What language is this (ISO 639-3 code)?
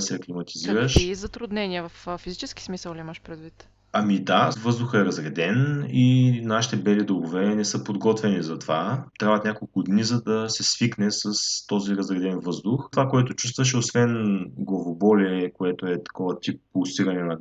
bul